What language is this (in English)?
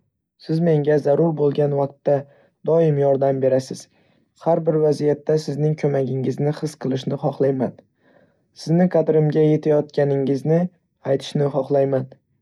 Uzbek